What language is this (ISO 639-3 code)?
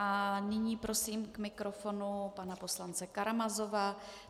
ces